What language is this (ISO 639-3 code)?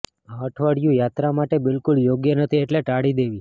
guj